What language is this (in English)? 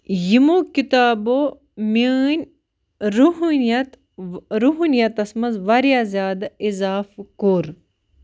Kashmiri